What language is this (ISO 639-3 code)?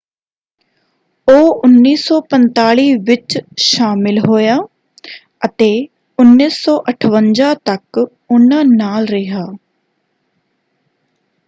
pan